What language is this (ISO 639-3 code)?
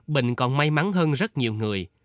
vie